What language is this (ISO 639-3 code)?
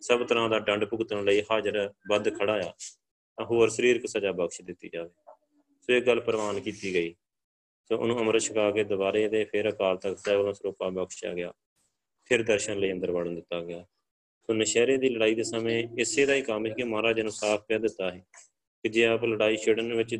pan